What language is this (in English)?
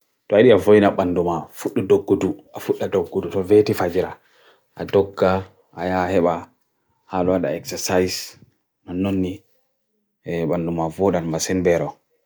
Bagirmi Fulfulde